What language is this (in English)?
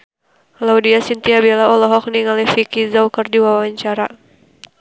Sundanese